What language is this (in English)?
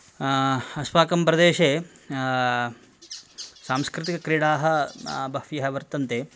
Sanskrit